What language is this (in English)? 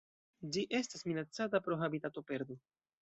Esperanto